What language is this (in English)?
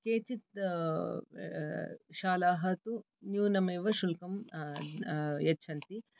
Sanskrit